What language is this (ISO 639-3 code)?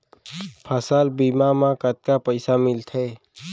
hne